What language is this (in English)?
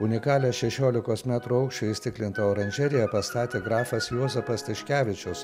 Lithuanian